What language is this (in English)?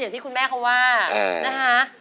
Thai